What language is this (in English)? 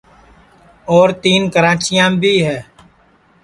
Sansi